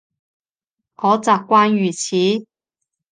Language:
Cantonese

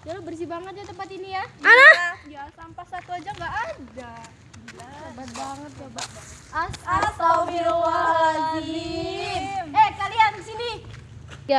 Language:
Indonesian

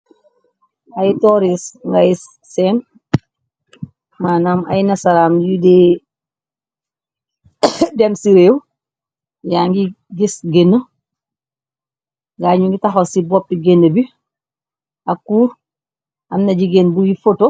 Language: Wolof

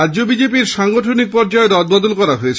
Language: Bangla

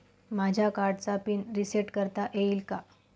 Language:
Marathi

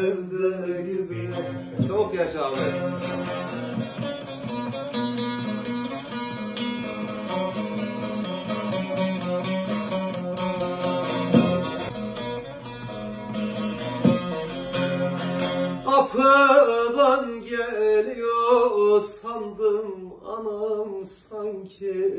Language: Turkish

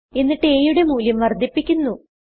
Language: Malayalam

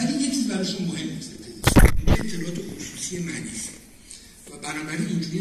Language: Persian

